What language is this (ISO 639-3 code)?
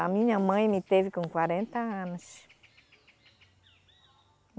por